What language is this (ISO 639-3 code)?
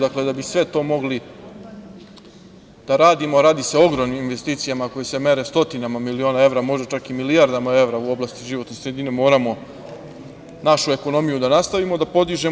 srp